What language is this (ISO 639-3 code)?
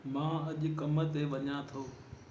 snd